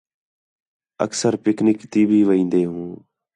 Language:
Khetrani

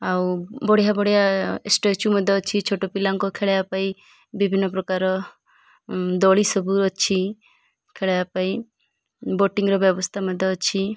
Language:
Odia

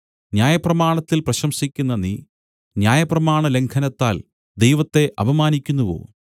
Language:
Malayalam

